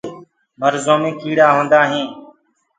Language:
Gurgula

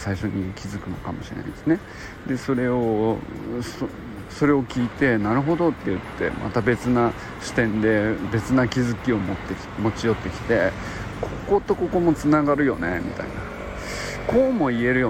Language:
Japanese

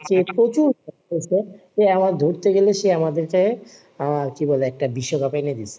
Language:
Bangla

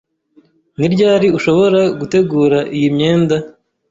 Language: Kinyarwanda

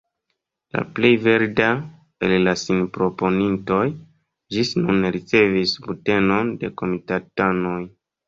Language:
Esperanto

